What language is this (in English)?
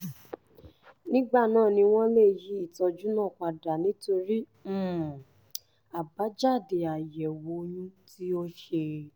Yoruba